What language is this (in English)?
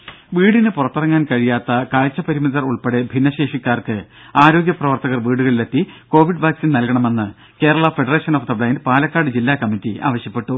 Malayalam